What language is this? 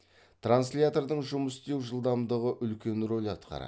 Kazakh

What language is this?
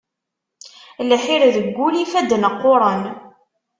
Kabyle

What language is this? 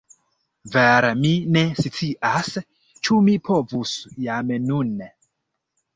Esperanto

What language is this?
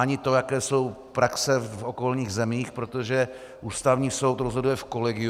Czech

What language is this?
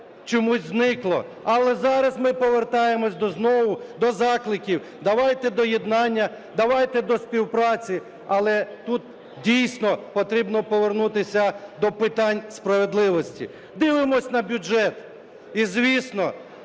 Ukrainian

